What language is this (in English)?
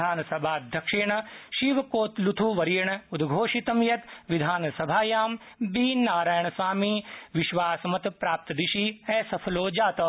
Sanskrit